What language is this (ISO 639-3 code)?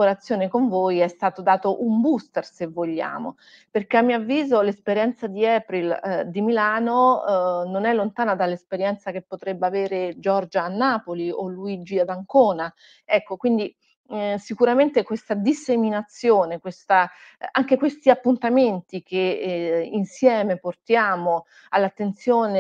ita